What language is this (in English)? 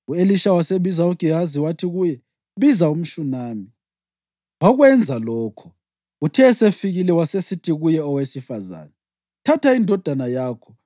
North Ndebele